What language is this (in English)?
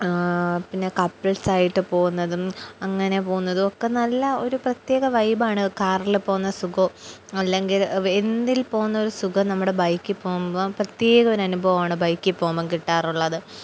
Malayalam